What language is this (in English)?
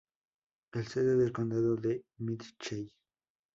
Spanish